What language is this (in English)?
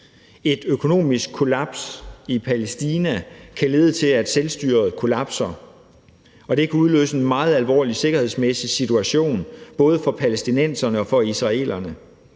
Danish